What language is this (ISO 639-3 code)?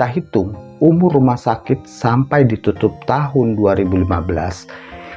ind